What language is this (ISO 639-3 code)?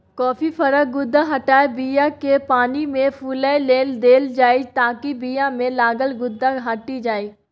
mai